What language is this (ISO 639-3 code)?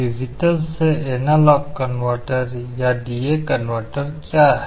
hin